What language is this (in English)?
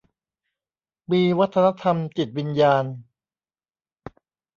Thai